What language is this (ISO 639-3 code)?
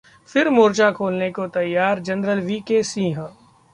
hin